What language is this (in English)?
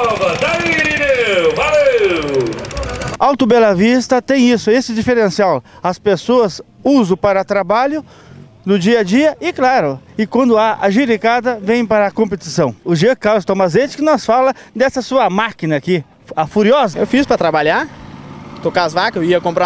Portuguese